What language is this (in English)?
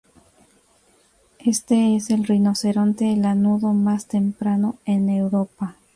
Spanish